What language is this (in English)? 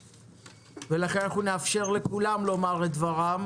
Hebrew